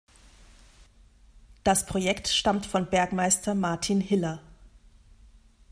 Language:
German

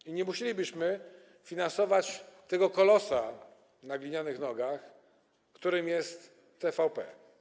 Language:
Polish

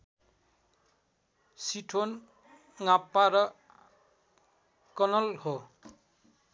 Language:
Nepali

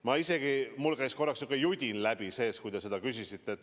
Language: Estonian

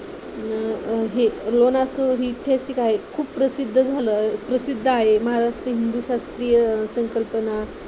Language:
Marathi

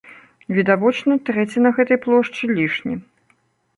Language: Belarusian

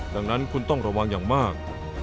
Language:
Thai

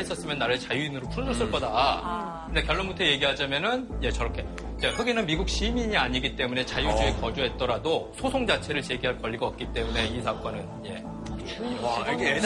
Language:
Korean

